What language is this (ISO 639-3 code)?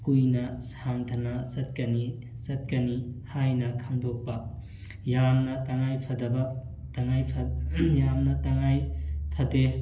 mni